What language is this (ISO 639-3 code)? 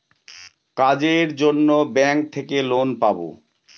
ben